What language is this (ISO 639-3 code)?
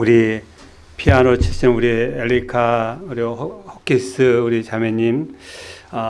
kor